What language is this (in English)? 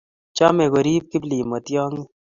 Kalenjin